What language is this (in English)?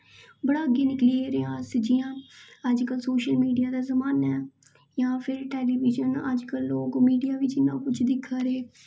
Dogri